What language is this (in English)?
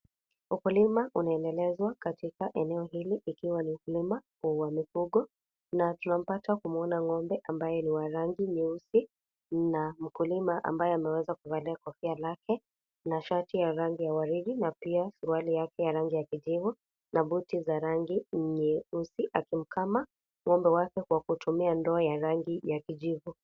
Swahili